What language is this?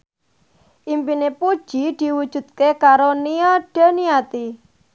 Javanese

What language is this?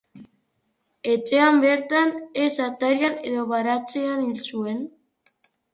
Basque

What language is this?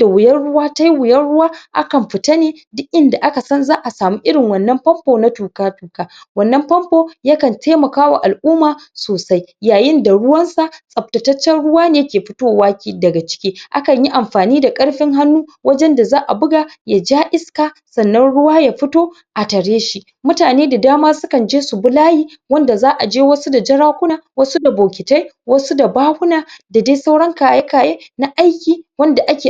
Hausa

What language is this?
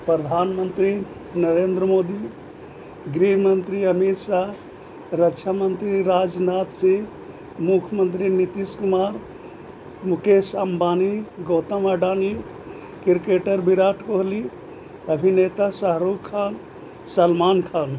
Urdu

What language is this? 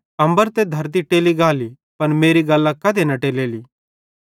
Bhadrawahi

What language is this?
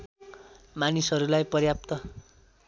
Nepali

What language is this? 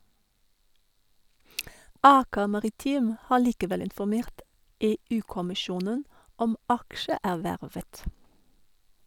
Norwegian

